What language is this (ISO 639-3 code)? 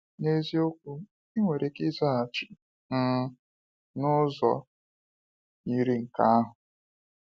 ibo